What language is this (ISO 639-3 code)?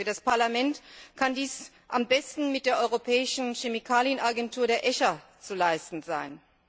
deu